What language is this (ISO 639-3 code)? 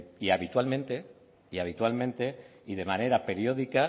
spa